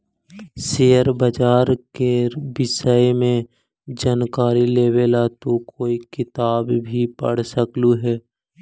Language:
Magahi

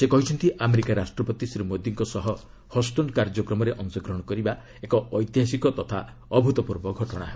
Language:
Odia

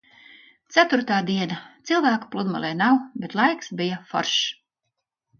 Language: Latvian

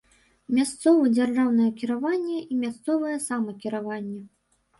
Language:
Belarusian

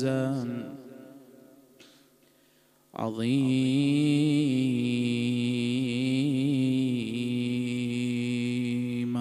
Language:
Arabic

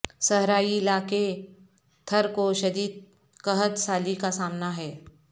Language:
Urdu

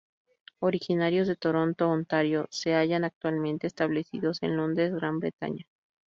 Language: Spanish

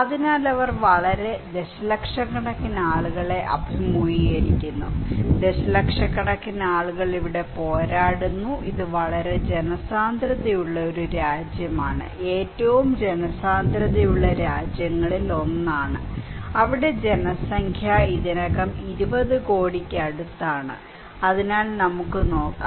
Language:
Malayalam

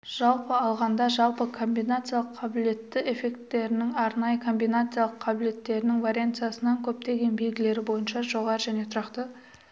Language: Kazakh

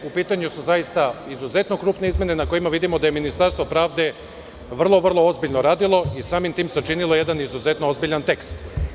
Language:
Serbian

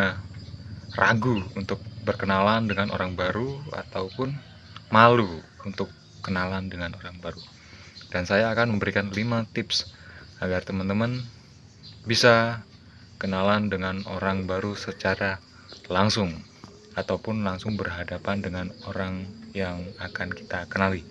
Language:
Indonesian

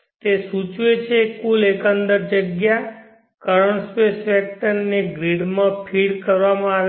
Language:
Gujarati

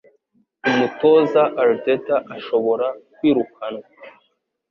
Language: Kinyarwanda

